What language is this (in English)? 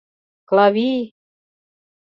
Mari